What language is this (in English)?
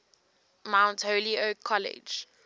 English